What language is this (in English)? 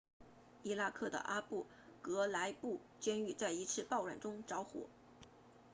Chinese